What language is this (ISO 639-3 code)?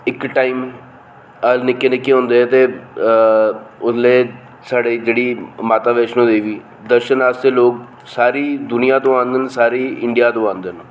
doi